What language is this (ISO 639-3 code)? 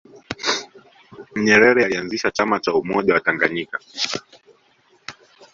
swa